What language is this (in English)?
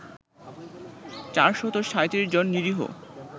Bangla